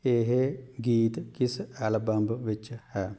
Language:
Punjabi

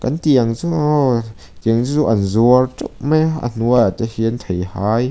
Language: Mizo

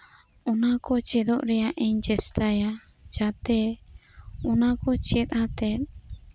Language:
Santali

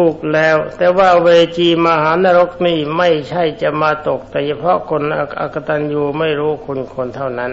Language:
Thai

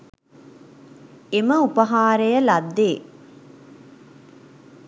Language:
Sinhala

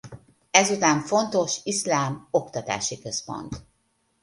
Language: Hungarian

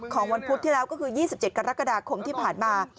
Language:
Thai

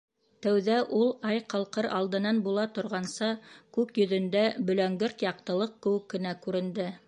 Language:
Bashkir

